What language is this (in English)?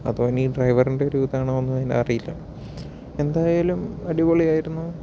Malayalam